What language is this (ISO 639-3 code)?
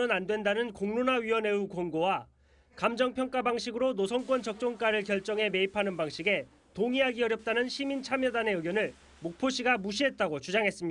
kor